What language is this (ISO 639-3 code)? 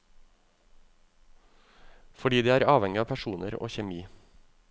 nor